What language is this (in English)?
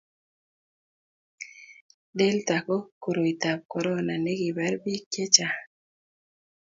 Kalenjin